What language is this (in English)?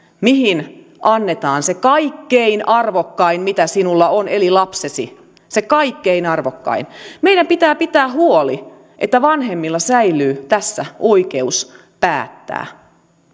Finnish